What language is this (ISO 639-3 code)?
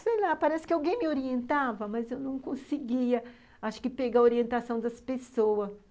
por